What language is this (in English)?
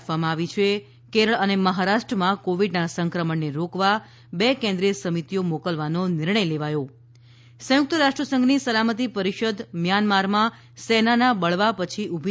Gujarati